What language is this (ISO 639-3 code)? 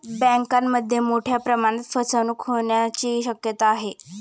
mar